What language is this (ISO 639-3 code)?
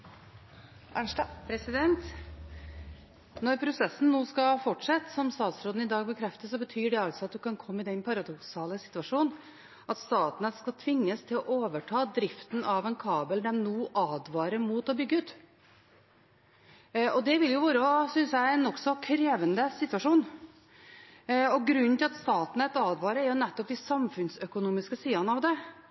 nob